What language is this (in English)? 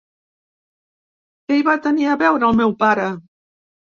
Catalan